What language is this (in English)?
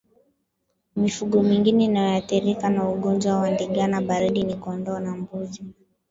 Swahili